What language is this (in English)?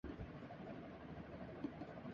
Urdu